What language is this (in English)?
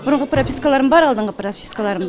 Kazakh